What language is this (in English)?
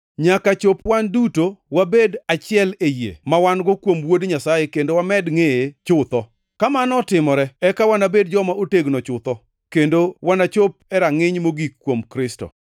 Luo (Kenya and Tanzania)